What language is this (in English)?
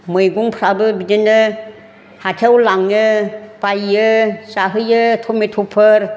Bodo